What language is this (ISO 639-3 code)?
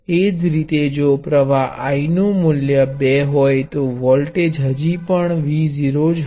guj